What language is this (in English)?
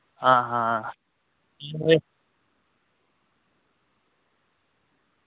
Dogri